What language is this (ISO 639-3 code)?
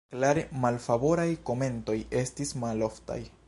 epo